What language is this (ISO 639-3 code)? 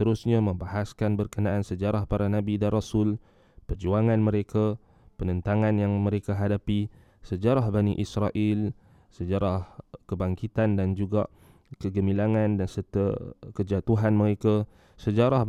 msa